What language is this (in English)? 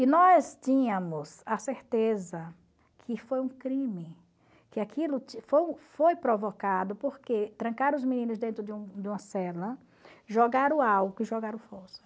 Portuguese